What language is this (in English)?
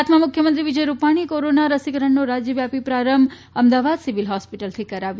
Gujarati